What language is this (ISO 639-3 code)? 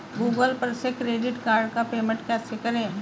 hin